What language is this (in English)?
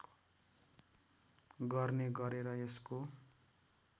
Nepali